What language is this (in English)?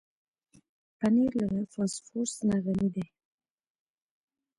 Pashto